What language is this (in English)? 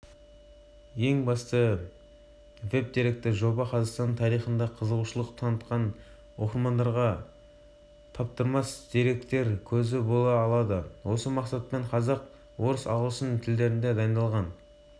Kazakh